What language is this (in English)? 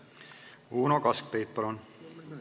Estonian